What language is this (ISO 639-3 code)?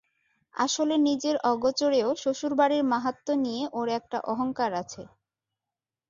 ben